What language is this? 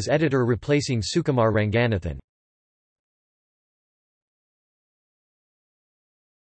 English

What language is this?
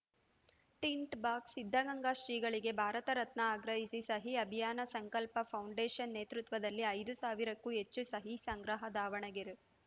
Kannada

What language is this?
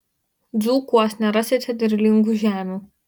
Lithuanian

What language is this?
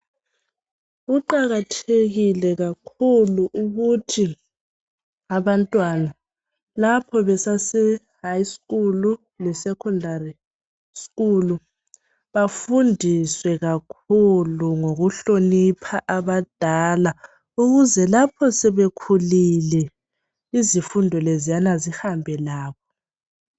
North Ndebele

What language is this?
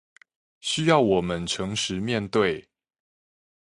Chinese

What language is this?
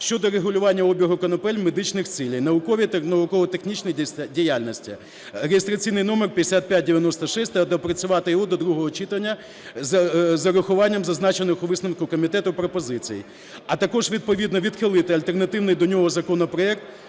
Ukrainian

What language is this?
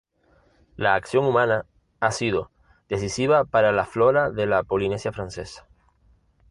Spanish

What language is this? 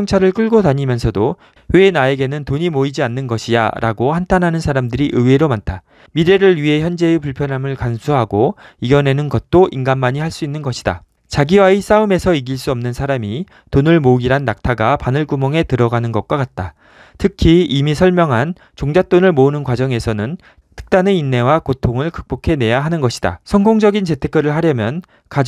Korean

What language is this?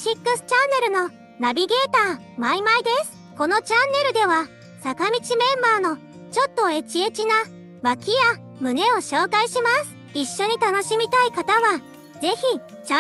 Japanese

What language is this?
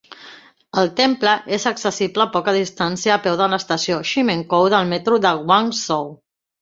Catalan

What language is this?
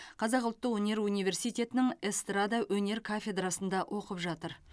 Kazakh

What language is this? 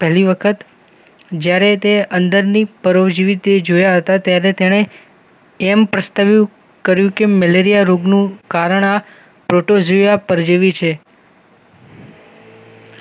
Gujarati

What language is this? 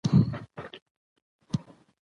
Pashto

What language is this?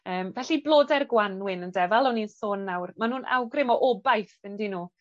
Welsh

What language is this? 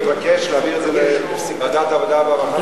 Hebrew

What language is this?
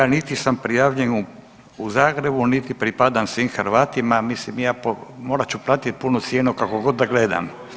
Croatian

